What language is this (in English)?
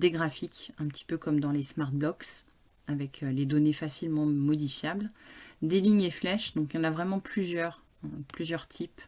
French